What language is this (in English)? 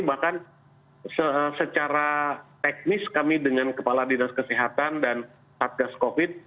Indonesian